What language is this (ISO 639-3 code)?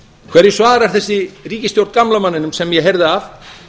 isl